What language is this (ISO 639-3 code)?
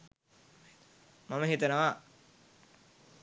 sin